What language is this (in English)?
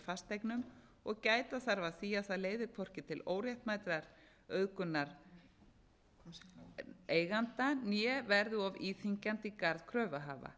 Icelandic